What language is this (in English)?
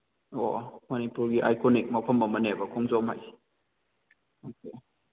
Manipuri